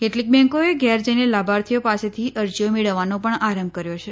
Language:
Gujarati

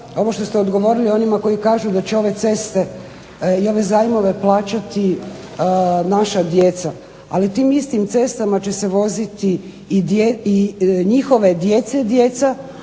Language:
Croatian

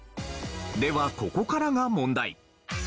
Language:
Japanese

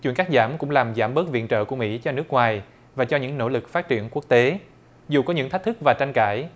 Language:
Vietnamese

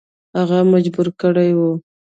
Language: Pashto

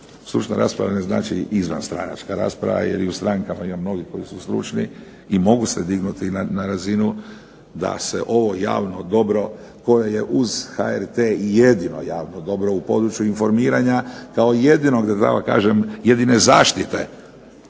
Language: Croatian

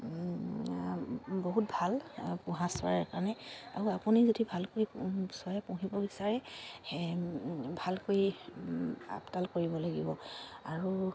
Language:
Assamese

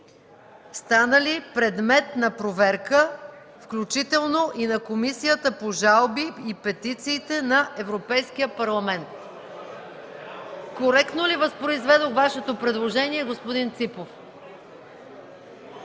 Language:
Bulgarian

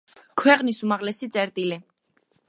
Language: Georgian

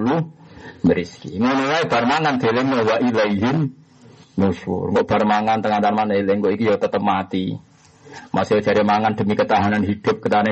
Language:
Indonesian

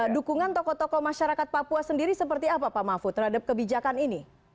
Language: Indonesian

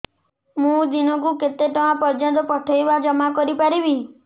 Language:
Odia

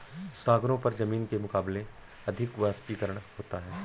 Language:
Hindi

